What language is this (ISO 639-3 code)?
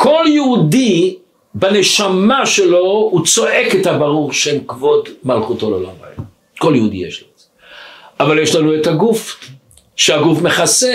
heb